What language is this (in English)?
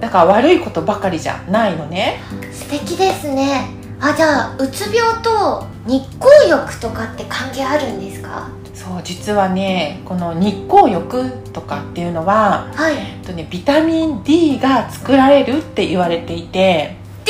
Japanese